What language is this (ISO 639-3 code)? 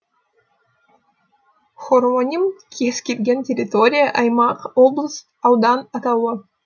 kaz